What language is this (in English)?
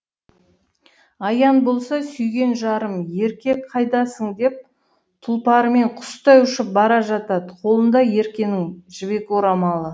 Kazakh